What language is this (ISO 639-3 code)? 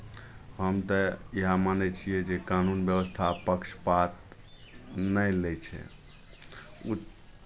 mai